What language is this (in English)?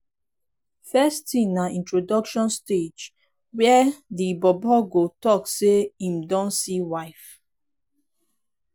Nigerian Pidgin